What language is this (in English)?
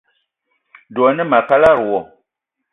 Eton (Cameroon)